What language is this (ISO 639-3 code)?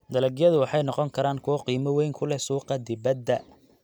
som